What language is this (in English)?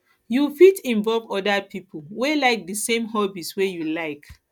Nigerian Pidgin